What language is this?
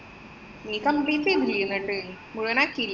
Malayalam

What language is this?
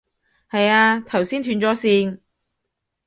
Cantonese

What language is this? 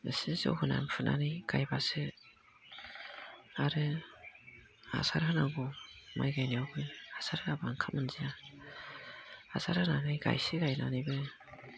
Bodo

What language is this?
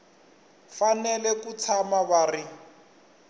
Tsonga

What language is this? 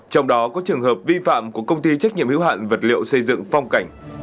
Vietnamese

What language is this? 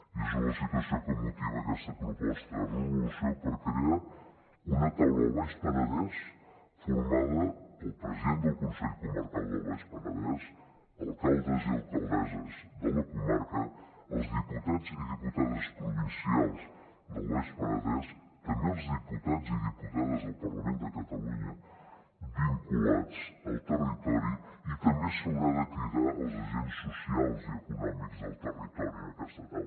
Catalan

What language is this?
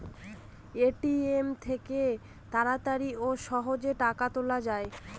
Bangla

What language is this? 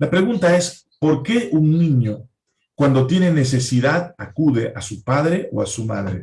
Spanish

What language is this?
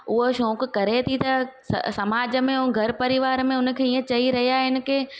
Sindhi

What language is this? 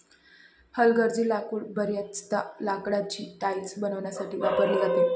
Marathi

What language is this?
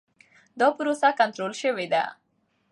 Pashto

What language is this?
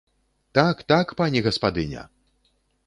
Belarusian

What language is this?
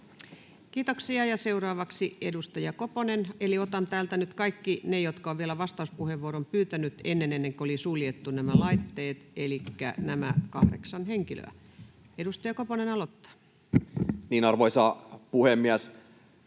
Finnish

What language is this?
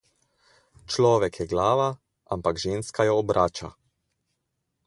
Slovenian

